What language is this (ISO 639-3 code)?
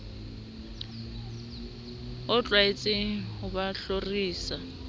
sot